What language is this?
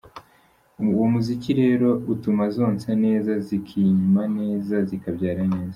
Kinyarwanda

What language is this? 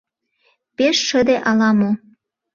Mari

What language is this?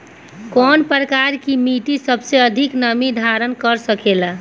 Bhojpuri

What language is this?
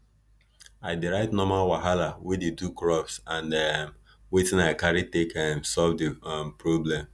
Nigerian Pidgin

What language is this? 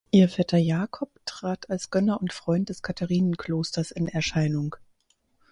German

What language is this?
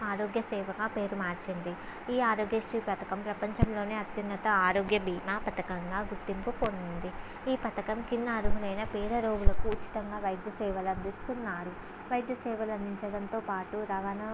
Telugu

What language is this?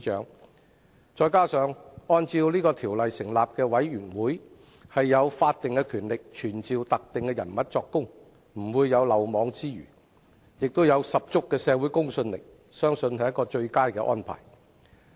Cantonese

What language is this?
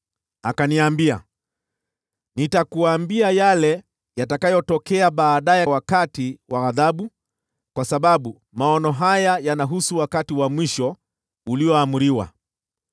Swahili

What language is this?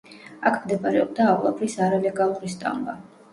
Georgian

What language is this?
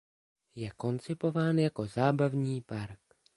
Czech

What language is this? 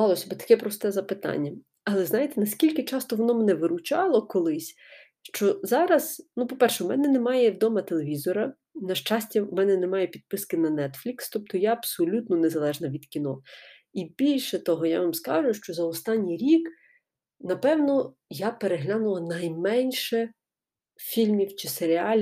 Ukrainian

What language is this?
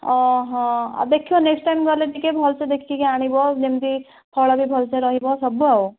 Odia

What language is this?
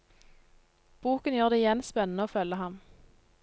Norwegian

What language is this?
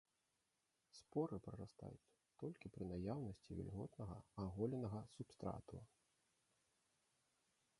Belarusian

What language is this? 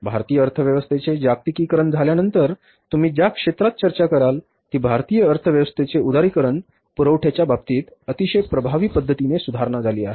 Marathi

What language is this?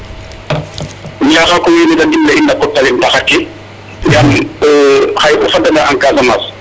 Serer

